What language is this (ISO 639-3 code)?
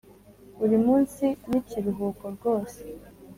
kin